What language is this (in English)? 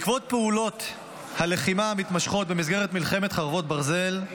Hebrew